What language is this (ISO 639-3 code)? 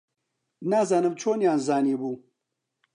ckb